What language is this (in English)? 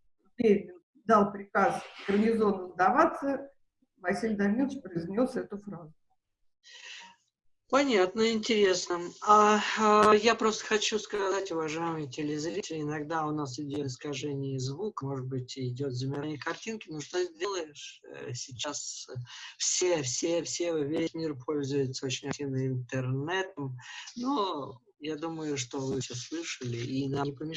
Russian